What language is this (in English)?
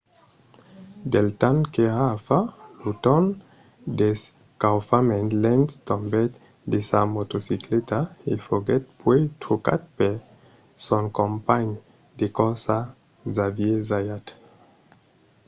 Occitan